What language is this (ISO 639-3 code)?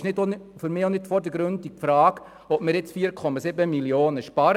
gsw